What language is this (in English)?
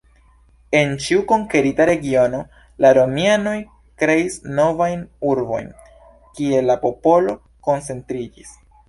Esperanto